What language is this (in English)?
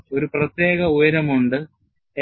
Malayalam